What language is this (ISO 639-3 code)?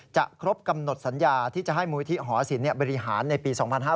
tha